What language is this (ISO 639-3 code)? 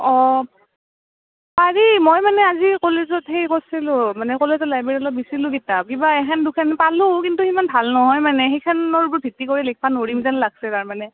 asm